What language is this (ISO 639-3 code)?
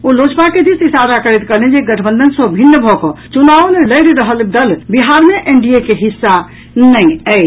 mai